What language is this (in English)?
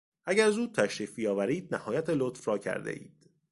Persian